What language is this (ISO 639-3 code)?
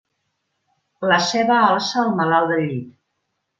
cat